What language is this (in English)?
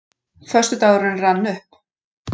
Icelandic